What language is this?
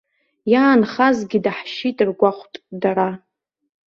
Abkhazian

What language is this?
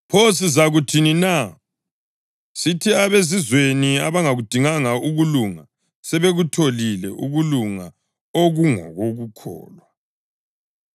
North Ndebele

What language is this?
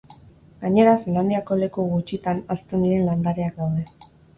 Basque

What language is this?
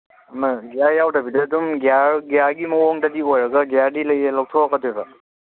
Manipuri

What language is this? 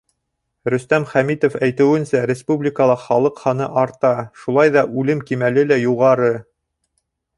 Bashkir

